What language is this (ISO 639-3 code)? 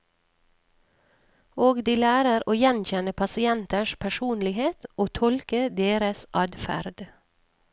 nor